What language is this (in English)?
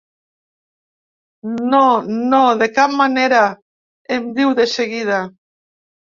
Catalan